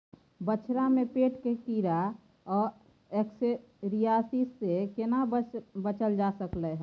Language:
Maithili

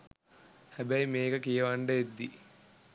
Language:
Sinhala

